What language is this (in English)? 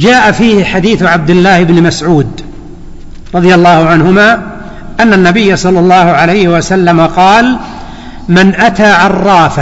Arabic